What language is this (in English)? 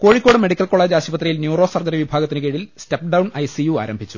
Malayalam